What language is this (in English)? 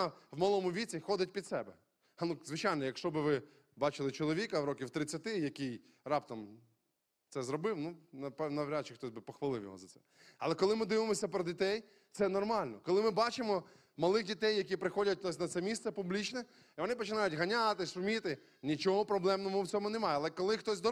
Ukrainian